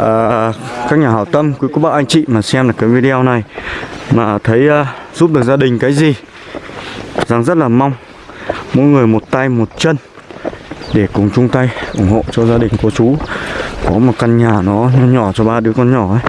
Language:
Vietnamese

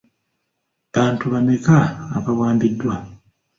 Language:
Ganda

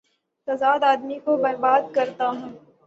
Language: Urdu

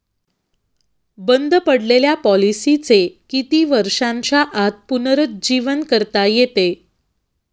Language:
Marathi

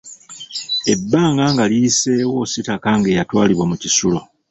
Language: Ganda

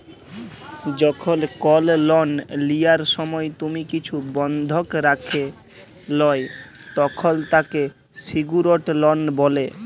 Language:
Bangla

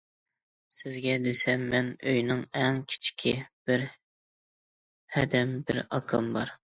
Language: Uyghur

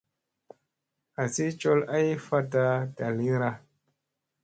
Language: Musey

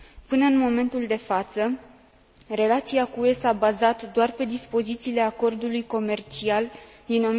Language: Romanian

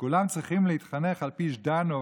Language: Hebrew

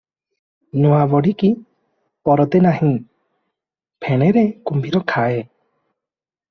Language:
Odia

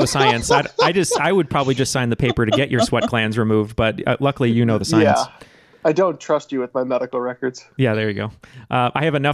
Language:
English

